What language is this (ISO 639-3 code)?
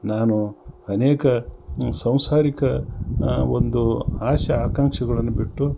kan